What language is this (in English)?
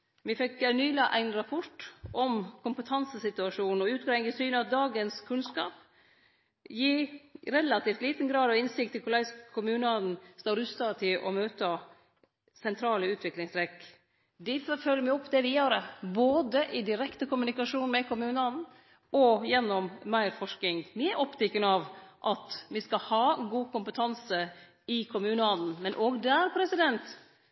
Norwegian Nynorsk